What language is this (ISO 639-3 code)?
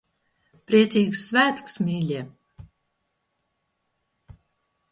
lav